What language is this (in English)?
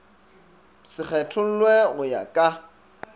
Northern Sotho